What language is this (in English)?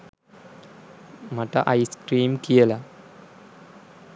Sinhala